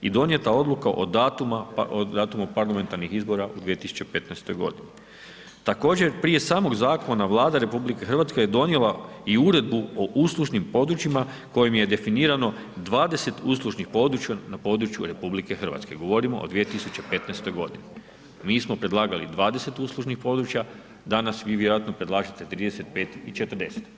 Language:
Croatian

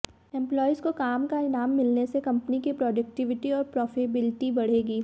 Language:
Hindi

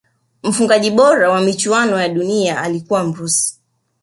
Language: Swahili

